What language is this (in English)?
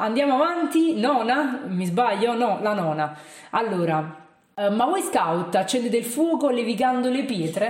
Italian